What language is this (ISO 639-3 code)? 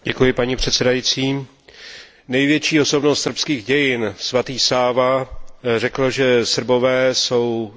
ces